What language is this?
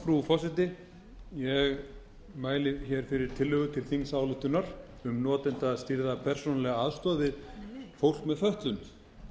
Icelandic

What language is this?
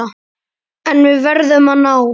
Icelandic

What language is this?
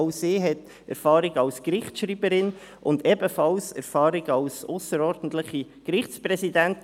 Swiss German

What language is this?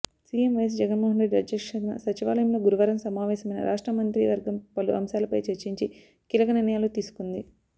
Telugu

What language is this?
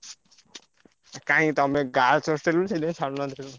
Odia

